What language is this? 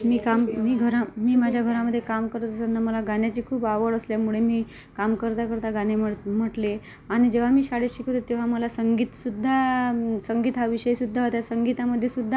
Marathi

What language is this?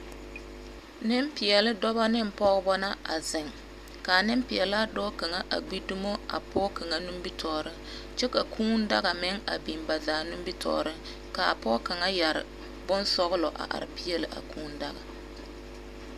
Southern Dagaare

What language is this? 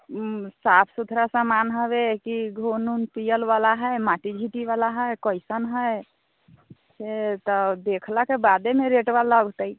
Maithili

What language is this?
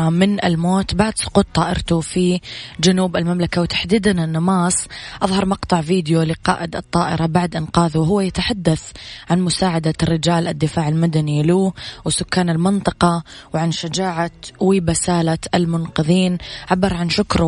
Arabic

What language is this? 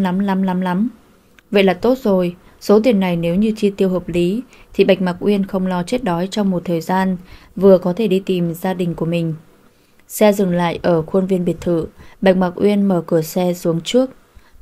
Vietnamese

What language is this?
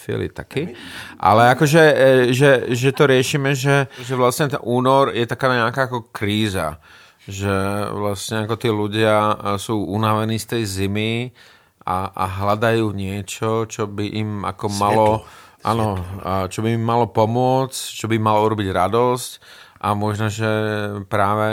Czech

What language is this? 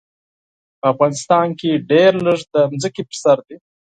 Pashto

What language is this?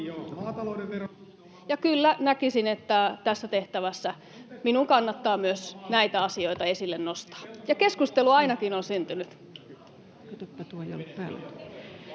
Finnish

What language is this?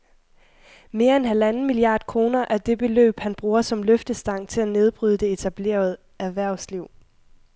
Danish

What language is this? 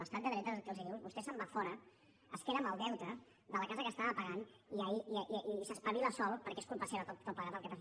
Catalan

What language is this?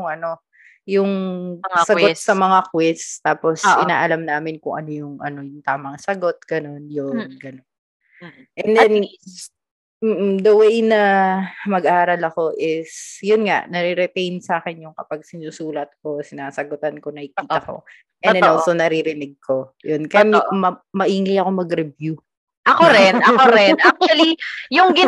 Filipino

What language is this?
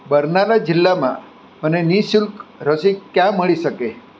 Gujarati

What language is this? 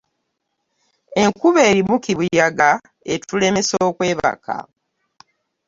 Ganda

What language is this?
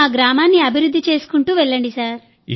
Telugu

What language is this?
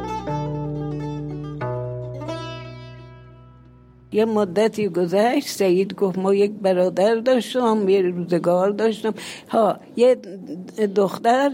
Persian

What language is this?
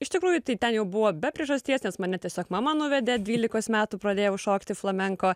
Lithuanian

